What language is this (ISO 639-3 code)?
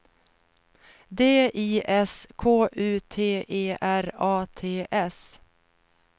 swe